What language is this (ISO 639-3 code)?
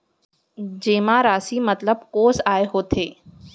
hne